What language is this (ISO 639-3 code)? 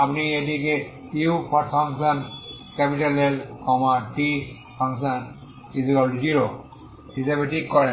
ben